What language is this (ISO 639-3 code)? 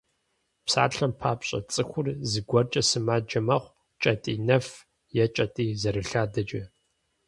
kbd